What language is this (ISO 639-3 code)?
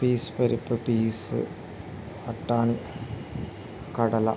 mal